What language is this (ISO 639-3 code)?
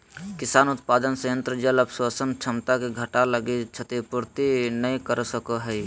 mag